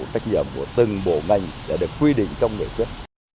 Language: Vietnamese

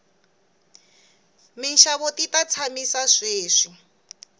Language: Tsonga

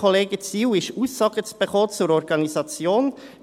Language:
Swiss German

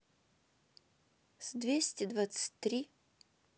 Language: Russian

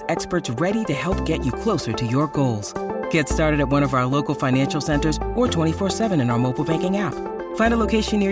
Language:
Chinese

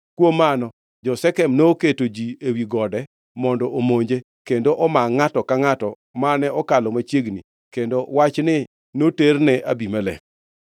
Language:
Luo (Kenya and Tanzania)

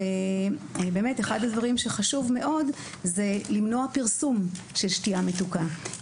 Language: Hebrew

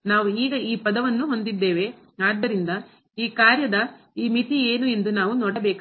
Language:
Kannada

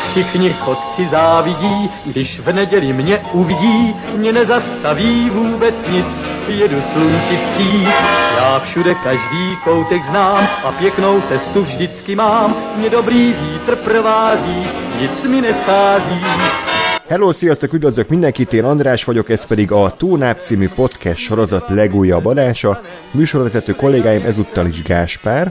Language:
Hungarian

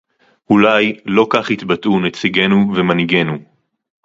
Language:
Hebrew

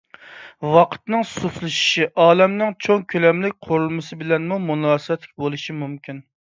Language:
Uyghur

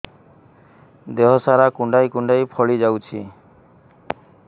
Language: Odia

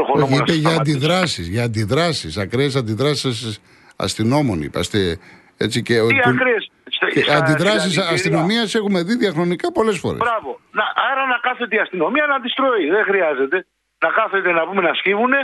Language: Greek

